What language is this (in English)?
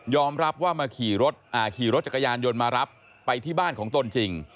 Thai